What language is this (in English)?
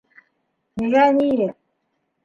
Bashkir